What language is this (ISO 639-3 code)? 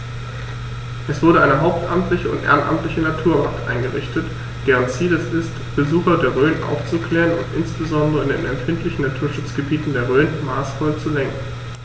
deu